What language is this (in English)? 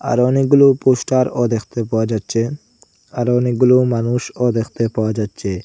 Bangla